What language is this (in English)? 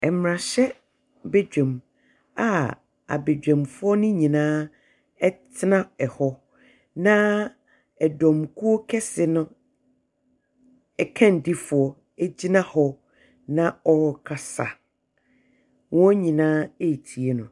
Akan